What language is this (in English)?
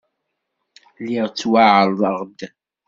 Kabyle